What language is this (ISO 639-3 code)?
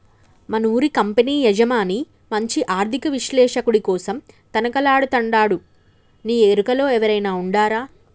tel